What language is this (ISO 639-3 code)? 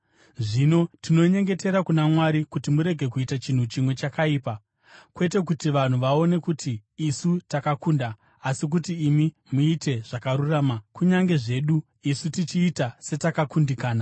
sna